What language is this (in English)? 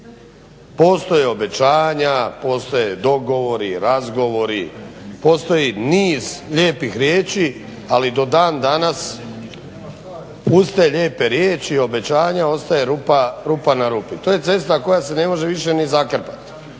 Croatian